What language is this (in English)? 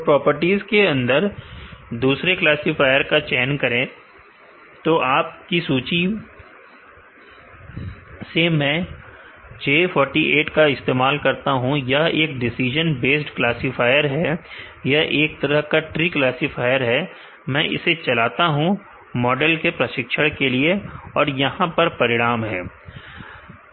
Hindi